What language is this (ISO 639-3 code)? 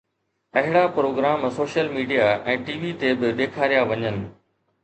snd